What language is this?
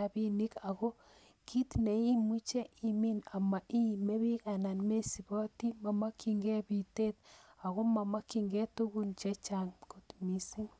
Kalenjin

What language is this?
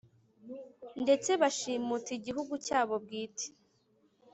Kinyarwanda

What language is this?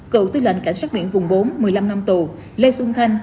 Vietnamese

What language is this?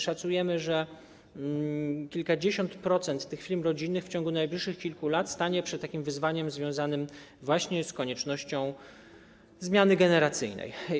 Polish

